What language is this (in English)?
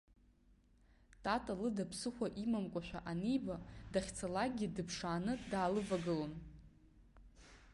Abkhazian